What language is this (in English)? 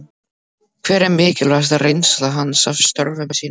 Icelandic